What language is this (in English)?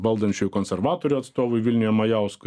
Lithuanian